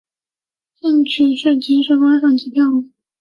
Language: Chinese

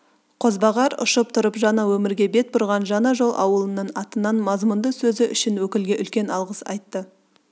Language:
Kazakh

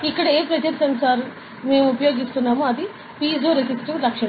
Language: Telugu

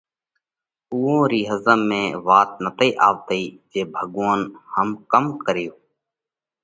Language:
Parkari Koli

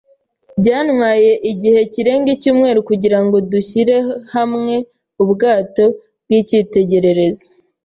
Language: Kinyarwanda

